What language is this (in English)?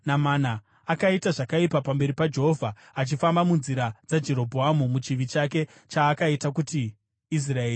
Shona